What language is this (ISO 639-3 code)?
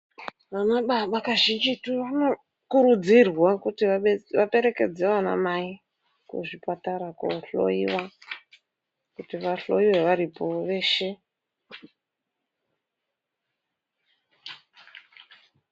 ndc